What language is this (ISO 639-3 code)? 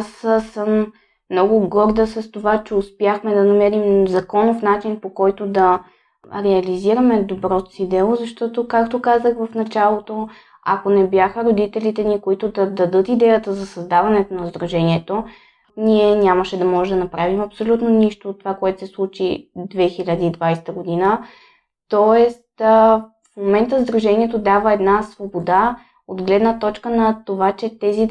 bul